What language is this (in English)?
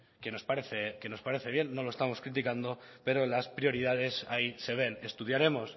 Spanish